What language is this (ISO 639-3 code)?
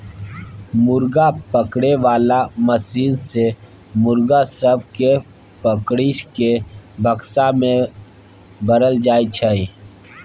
mai